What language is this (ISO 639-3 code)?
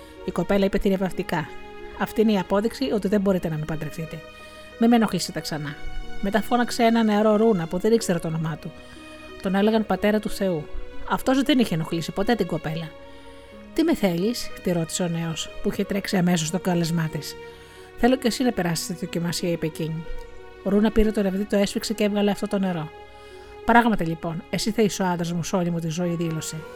ell